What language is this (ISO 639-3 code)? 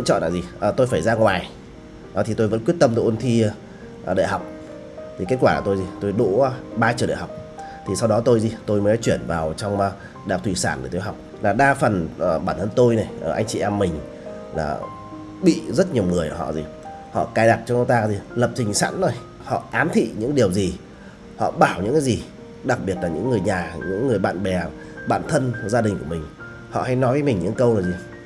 vie